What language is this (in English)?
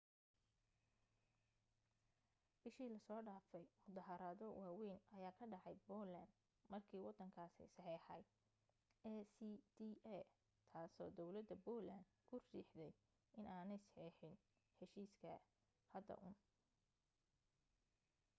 Somali